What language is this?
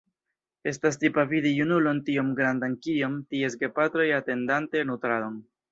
Esperanto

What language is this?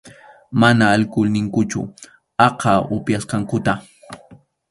Arequipa-La Unión Quechua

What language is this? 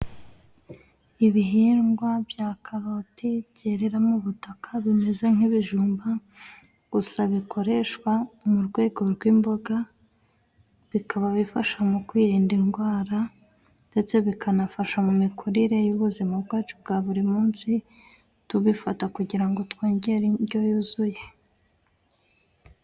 Kinyarwanda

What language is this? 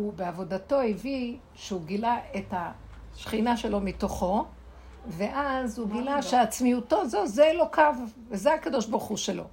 Hebrew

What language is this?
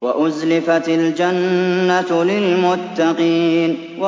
Arabic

